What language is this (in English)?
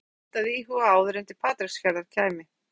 Icelandic